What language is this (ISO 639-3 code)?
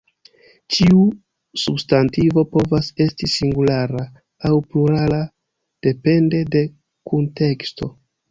epo